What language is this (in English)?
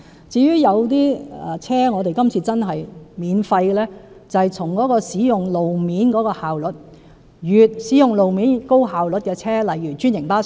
Cantonese